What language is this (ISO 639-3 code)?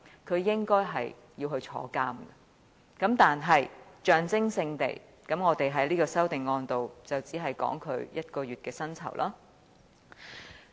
yue